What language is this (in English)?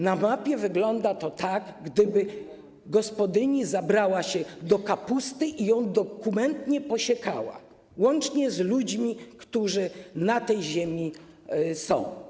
Polish